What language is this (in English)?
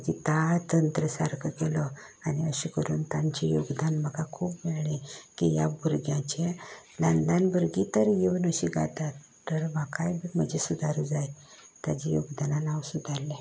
Konkani